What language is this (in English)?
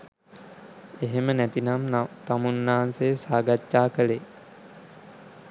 Sinhala